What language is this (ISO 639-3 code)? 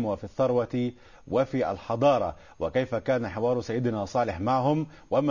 ara